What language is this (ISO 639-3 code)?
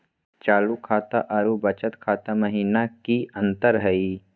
mag